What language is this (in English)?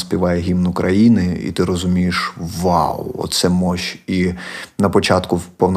Ukrainian